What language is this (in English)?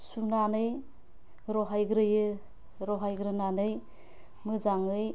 Bodo